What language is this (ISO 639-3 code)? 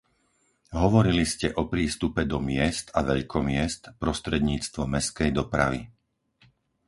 slk